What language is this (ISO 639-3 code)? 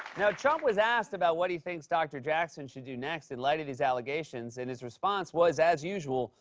eng